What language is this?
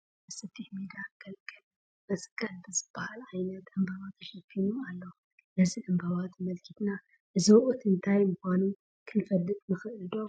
Tigrinya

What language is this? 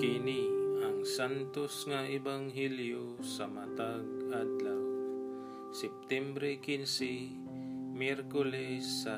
Filipino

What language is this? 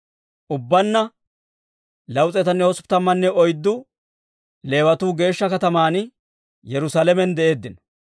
Dawro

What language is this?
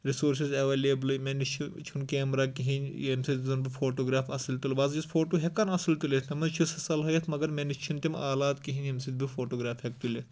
Kashmiri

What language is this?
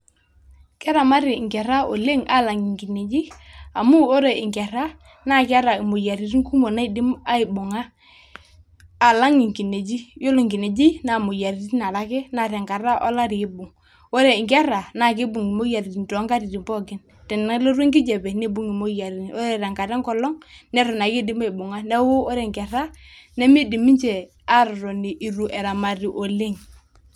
Masai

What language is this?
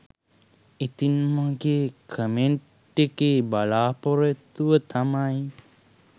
Sinhala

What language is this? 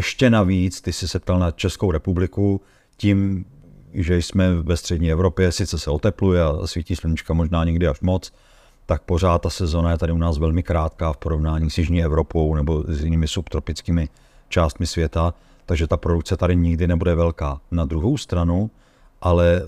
Czech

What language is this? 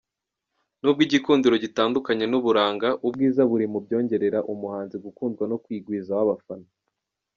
Kinyarwanda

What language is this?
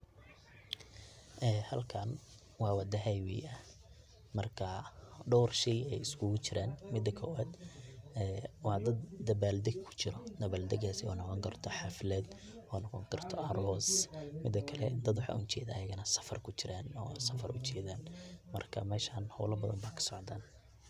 Somali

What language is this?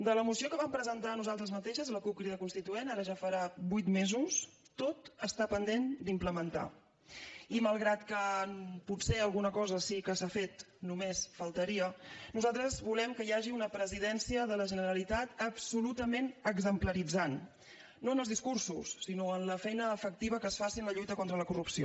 Catalan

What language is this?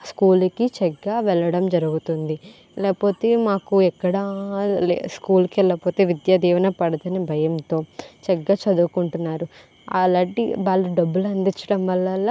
Telugu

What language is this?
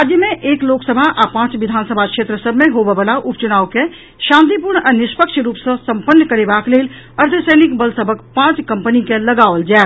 Maithili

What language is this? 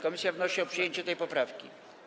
Polish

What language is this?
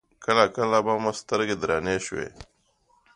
Pashto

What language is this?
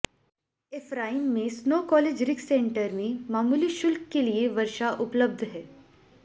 Hindi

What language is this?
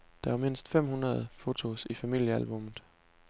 Danish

